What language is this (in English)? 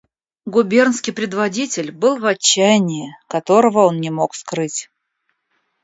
Russian